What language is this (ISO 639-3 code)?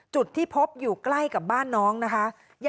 tha